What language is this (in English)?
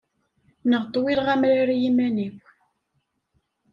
Kabyle